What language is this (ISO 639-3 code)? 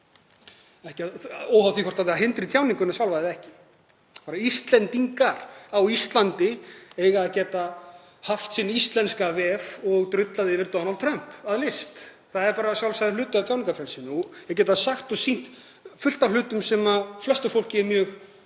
isl